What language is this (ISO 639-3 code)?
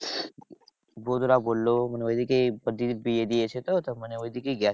ben